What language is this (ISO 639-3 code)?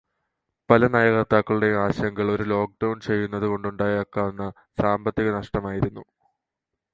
mal